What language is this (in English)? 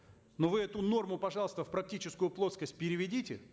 Kazakh